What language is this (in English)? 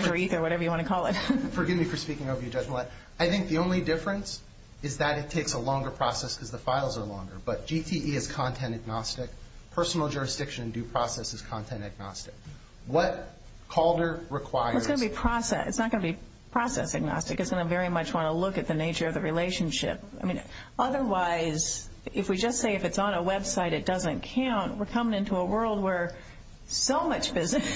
English